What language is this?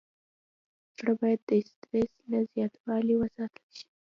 Pashto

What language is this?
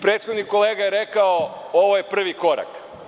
Serbian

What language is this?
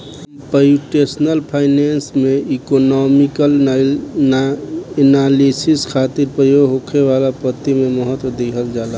Bhojpuri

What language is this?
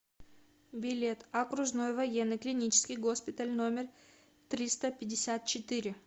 Russian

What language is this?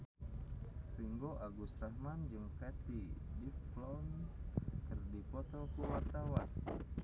Sundanese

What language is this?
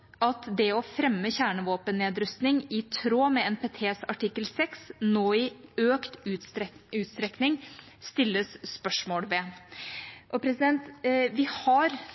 Norwegian Bokmål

